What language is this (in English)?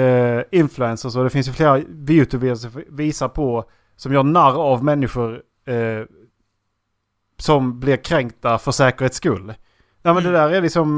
Swedish